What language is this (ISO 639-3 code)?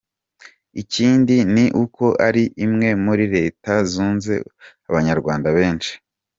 kin